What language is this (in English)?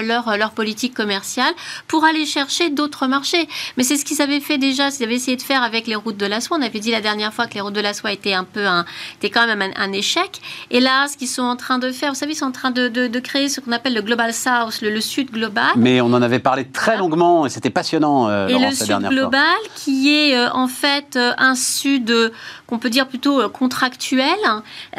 French